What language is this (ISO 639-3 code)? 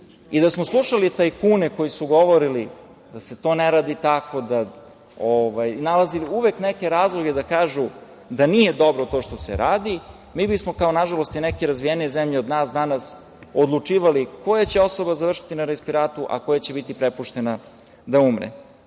srp